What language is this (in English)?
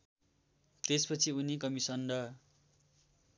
Nepali